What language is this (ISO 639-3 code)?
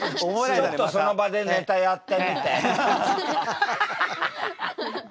jpn